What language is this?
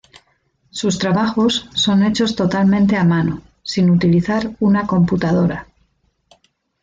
Spanish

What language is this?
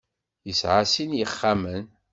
Kabyle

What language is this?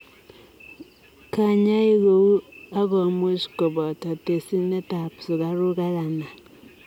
Kalenjin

